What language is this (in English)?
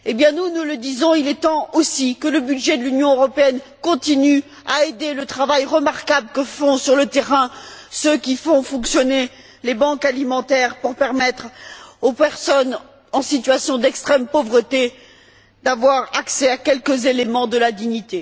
French